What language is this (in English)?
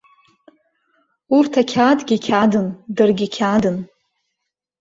Abkhazian